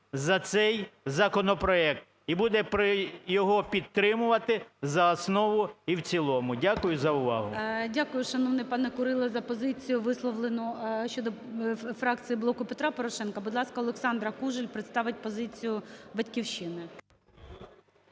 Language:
Ukrainian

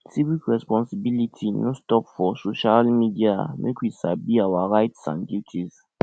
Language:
Nigerian Pidgin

